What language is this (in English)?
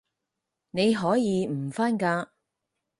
Cantonese